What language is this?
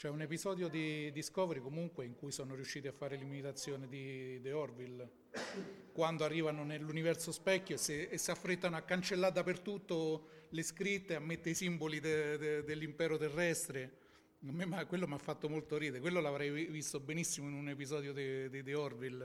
Italian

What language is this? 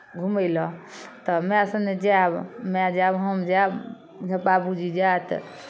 Maithili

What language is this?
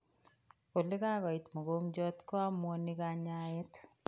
Kalenjin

